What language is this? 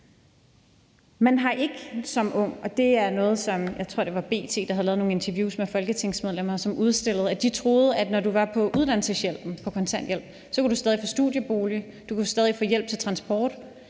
Danish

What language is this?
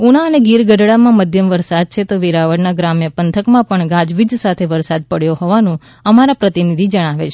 Gujarati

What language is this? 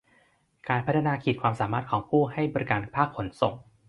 Thai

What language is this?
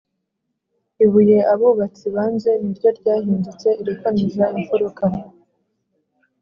Kinyarwanda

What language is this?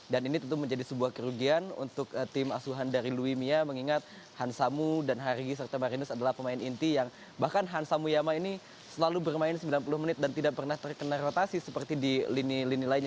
Indonesian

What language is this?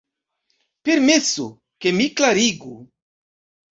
Esperanto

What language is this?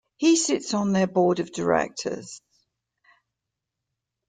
English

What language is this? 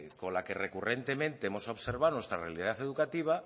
Spanish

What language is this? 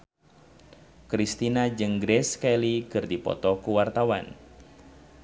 Sundanese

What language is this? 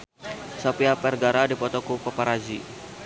Sundanese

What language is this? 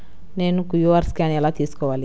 Telugu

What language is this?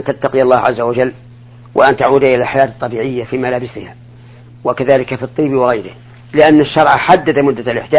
Arabic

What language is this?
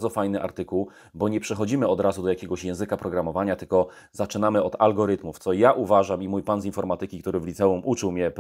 Polish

